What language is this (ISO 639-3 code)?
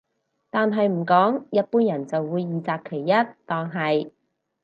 yue